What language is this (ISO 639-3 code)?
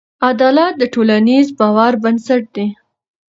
pus